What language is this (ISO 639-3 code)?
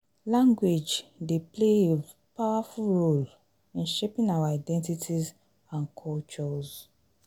pcm